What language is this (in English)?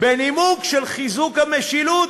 Hebrew